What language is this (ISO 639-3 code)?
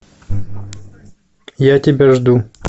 rus